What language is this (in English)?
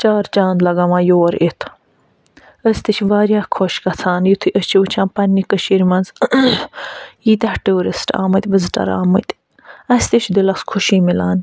Kashmiri